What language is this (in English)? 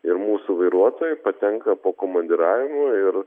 Lithuanian